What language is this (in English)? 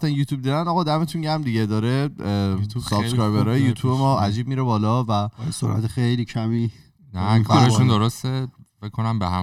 Persian